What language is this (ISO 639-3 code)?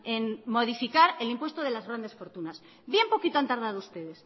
spa